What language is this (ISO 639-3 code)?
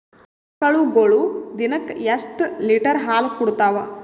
kan